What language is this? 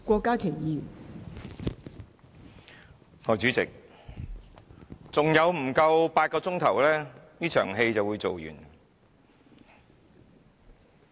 Cantonese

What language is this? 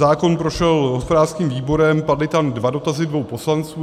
Czech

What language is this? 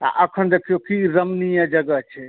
Maithili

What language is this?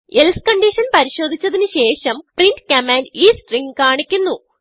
Malayalam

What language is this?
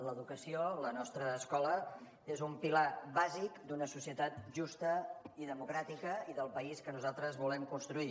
Catalan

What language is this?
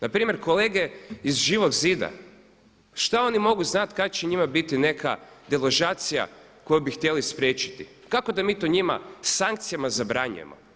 Croatian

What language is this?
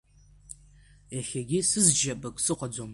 Abkhazian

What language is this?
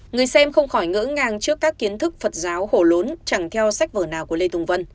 Vietnamese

